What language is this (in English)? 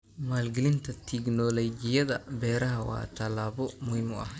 Somali